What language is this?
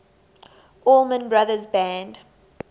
English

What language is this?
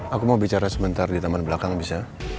Indonesian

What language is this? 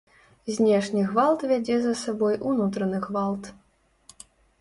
Belarusian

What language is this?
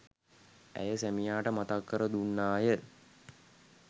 Sinhala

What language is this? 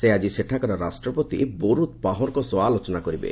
Odia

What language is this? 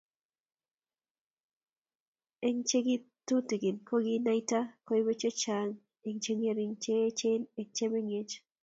Kalenjin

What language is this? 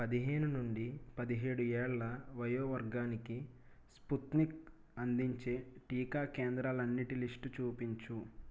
Telugu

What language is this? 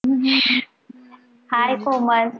Marathi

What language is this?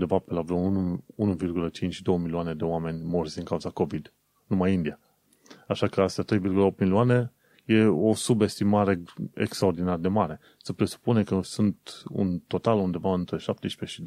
Romanian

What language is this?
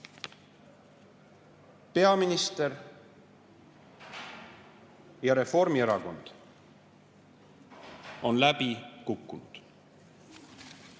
Estonian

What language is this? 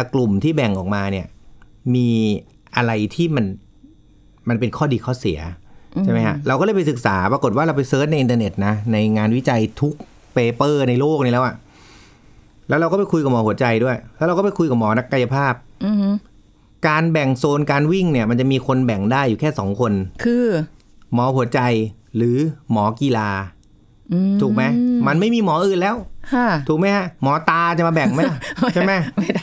Thai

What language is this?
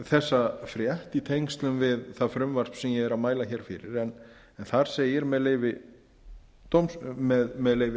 Icelandic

